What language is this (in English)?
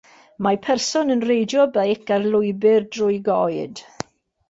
Welsh